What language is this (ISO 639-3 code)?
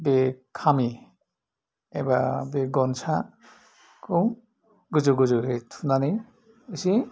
brx